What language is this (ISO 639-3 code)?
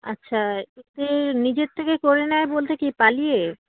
ben